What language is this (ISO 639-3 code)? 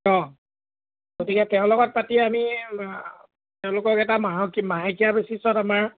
asm